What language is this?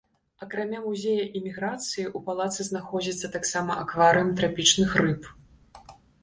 Belarusian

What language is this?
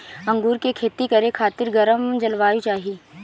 Bhojpuri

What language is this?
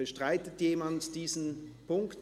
Swiss German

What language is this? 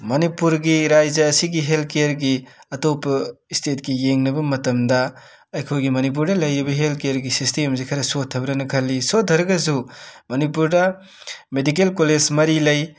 Manipuri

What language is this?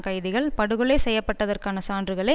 Tamil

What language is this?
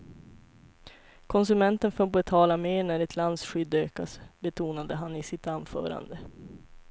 Swedish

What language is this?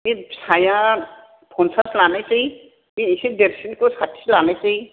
Bodo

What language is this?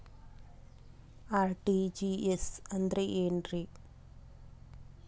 Kannada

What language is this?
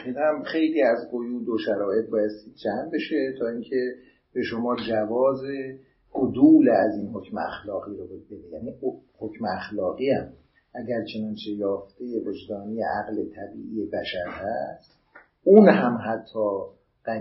Persian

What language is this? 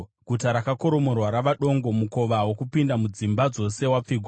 Shona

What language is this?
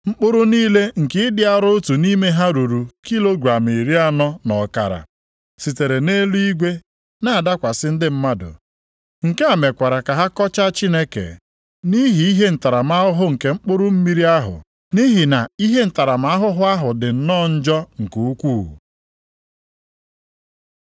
Igbo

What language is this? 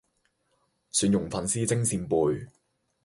Cantonese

